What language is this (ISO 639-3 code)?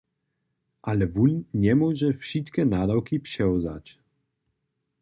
hsb